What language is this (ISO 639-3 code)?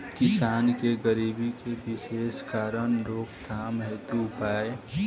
bho